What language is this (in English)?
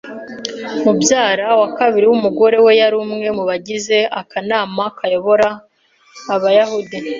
Kinyarwanda